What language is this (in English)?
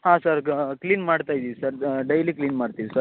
Kannada